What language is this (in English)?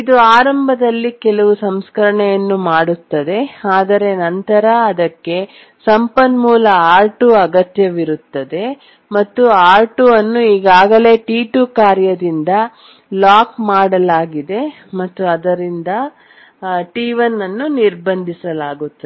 Kannada